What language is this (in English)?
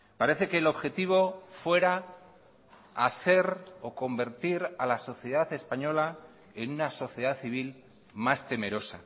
Spanish